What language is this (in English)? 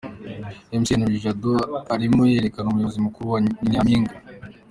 Kinyarwanda